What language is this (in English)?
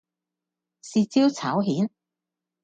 Cantonese